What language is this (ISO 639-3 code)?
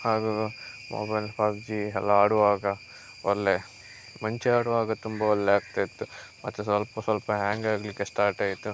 kan